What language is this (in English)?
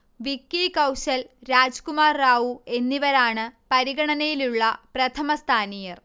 Malayalam